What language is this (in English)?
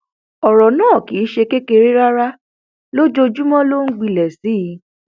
Yoruba